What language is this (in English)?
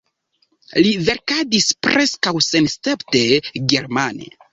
Esperanto